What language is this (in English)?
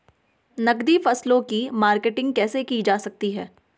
Hindi